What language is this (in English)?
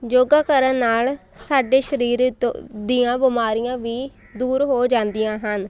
Punjabi